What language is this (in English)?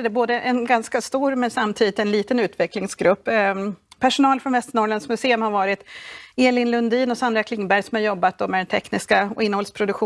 Swedish